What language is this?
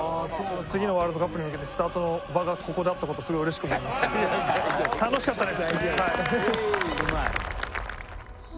Japanese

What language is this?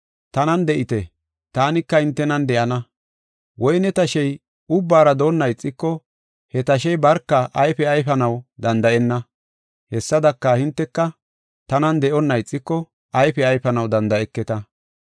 Gofa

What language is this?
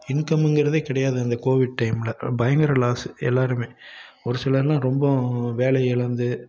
Tamil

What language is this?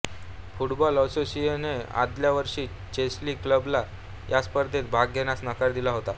Marathi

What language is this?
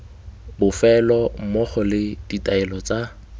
Tswana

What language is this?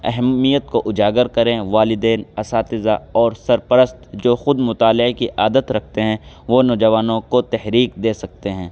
Urdu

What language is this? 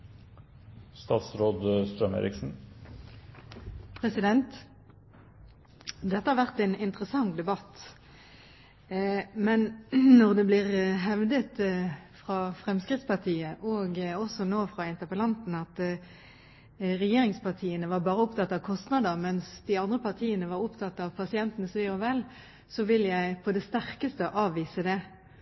Norwegian Bokmål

